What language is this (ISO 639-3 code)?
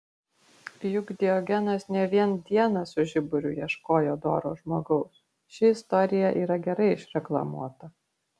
lit